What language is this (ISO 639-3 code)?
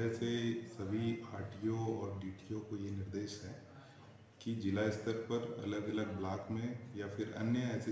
hin